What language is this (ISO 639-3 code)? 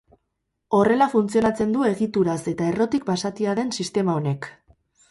eus